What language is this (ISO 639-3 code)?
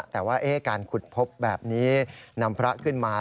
tha